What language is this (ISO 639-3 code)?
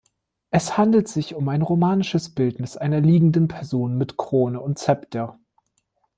deu